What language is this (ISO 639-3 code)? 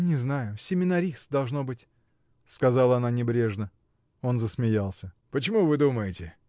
rus